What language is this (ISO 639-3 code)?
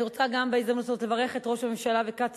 heb